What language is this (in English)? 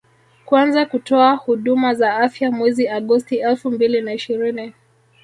Swahili